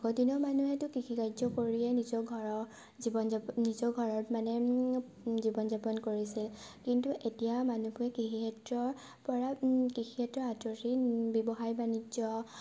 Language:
Assamese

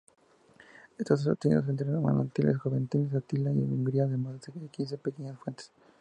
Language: Spanish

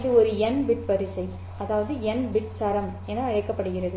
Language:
Tamil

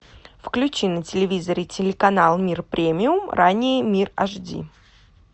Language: Russian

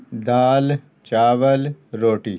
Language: Urdu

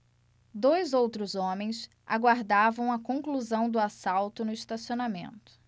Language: Portuguese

